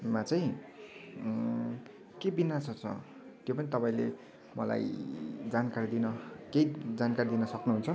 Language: Nepali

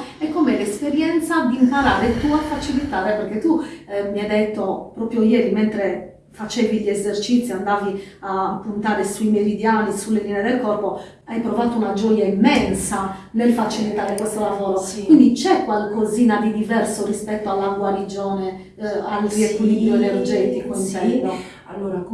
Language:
Italian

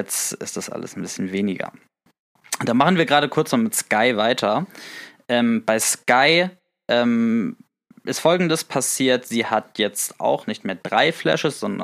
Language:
German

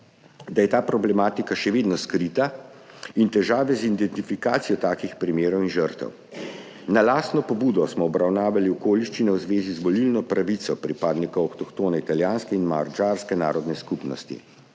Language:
Slovenian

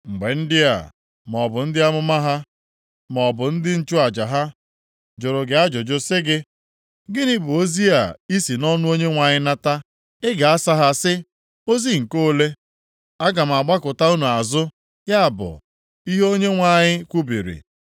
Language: Igbo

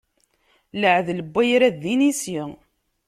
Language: Kabyle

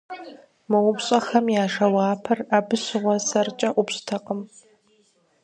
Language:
Kabardian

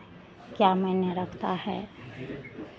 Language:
Hindi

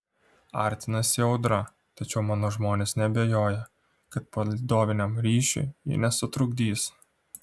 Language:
Lithuanian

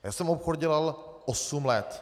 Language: Czech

